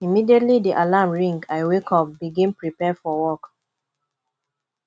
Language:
Nigerian Pidgin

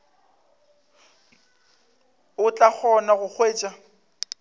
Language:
Northern Sotho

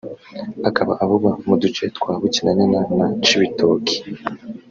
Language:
Kinyarwanda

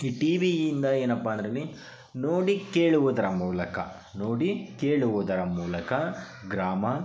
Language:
Kannada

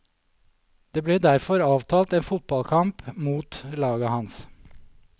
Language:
Norwegian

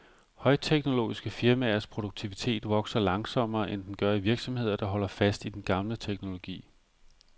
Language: Danish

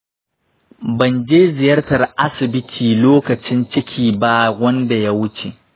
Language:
Hausa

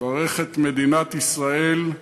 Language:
Hebrew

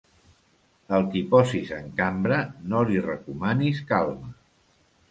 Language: Catalan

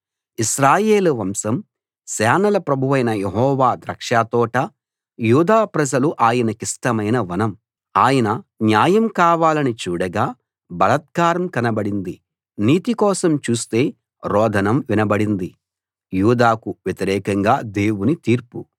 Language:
Telugu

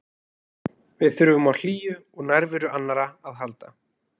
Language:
Icelandic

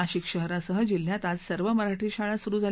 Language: Marathi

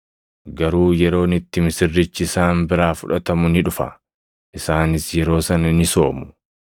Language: Oromo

